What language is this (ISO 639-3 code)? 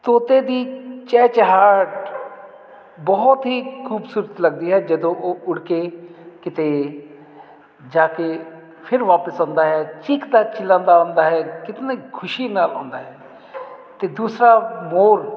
pan